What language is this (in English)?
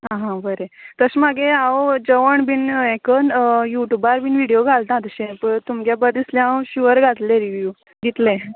Konkani